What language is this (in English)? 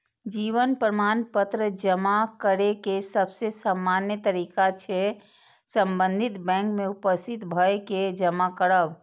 Maithili